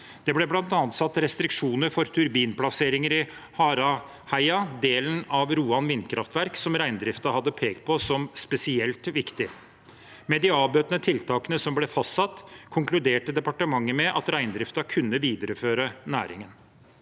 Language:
Norwegian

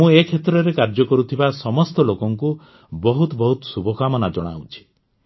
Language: Odia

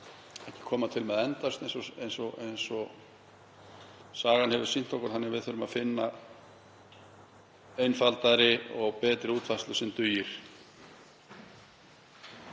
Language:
Icelandic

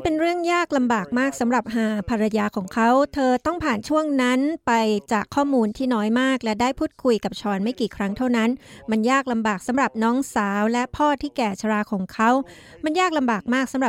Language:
Thai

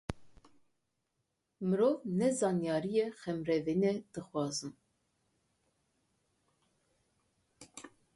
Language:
Kurdish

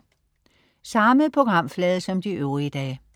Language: Danish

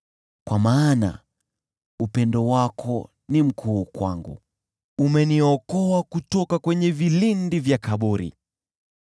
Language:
Swahili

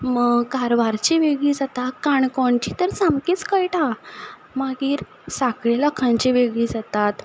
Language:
Konkani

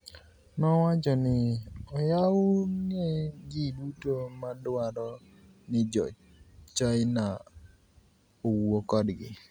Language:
Luo (Kenya and Tanzania)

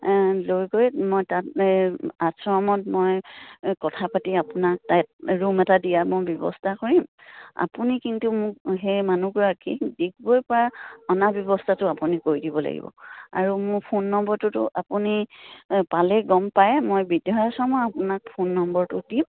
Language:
Assamese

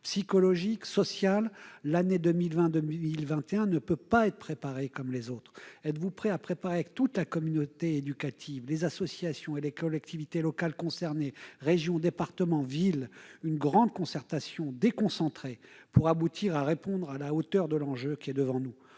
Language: French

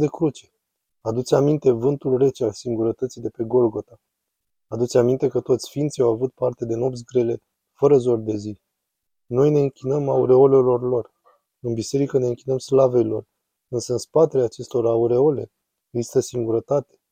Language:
Romanian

